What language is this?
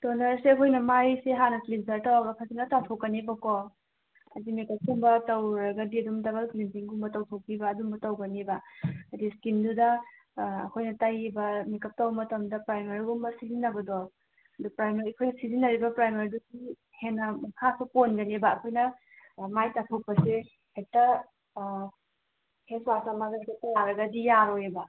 Manipuri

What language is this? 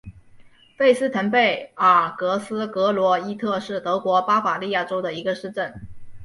Chinese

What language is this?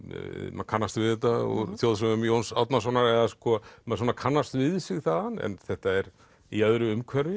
Icelandic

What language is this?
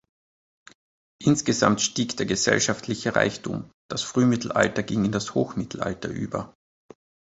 German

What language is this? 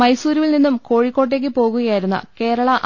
Malayalam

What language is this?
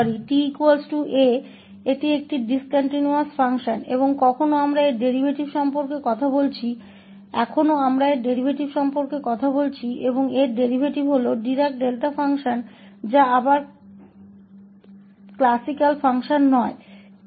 Hindi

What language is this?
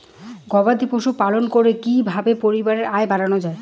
Bangla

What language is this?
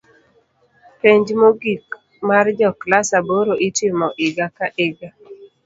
Luo (Kenya and Tanzania)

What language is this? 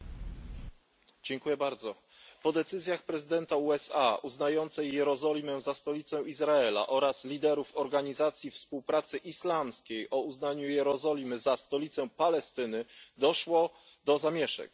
Polish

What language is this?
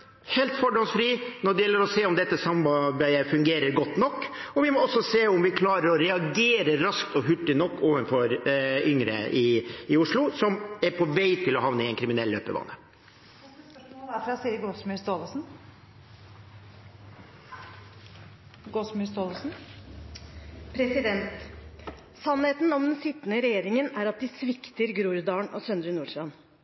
Norwegian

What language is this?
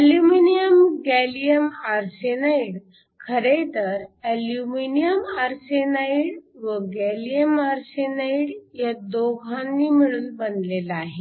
Marathi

